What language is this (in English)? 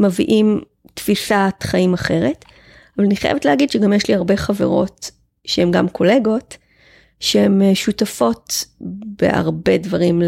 Hebrew